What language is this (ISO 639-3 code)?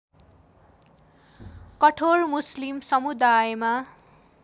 nep